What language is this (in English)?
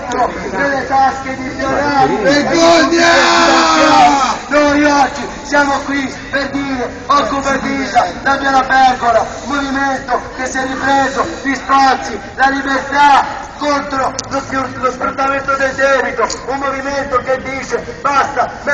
Italian